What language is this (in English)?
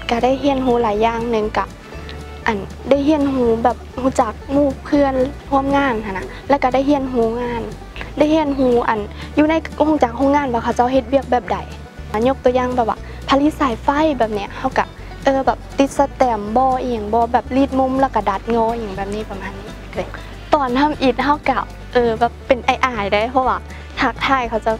Thai